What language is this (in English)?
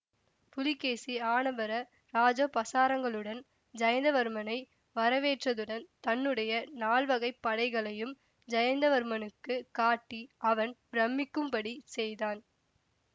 Tamil